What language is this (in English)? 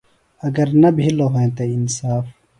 Phalura